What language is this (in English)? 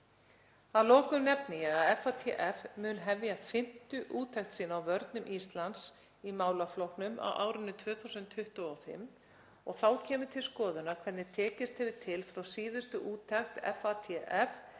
Icelandic